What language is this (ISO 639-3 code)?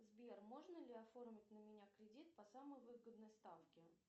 rus